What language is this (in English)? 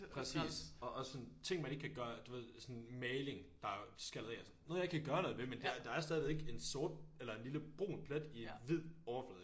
Danish